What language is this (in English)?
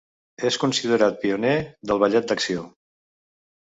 Catalan